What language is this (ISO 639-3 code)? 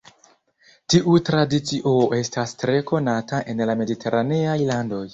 epo